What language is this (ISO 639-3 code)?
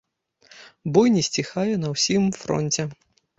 bel